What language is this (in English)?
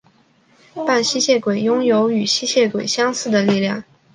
Chinese